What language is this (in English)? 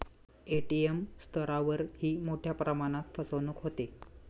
Marathi